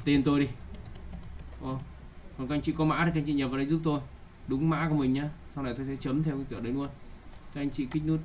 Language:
Vietnamese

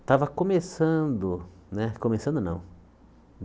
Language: Portuguese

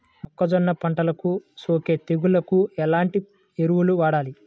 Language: Telugu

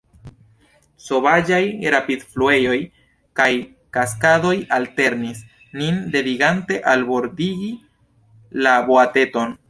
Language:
Esperanto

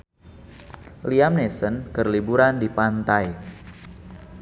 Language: Sundanese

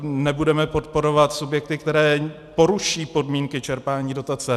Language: Czech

